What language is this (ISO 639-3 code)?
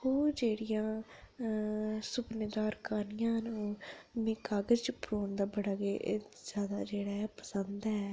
doi